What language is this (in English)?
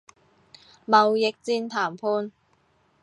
Cantonese